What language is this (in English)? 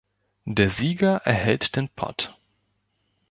German